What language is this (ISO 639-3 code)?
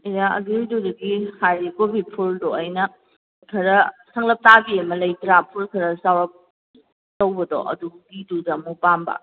mni